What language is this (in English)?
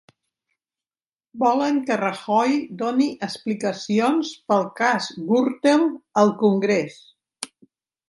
Catalan